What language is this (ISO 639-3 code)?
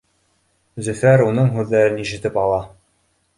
bak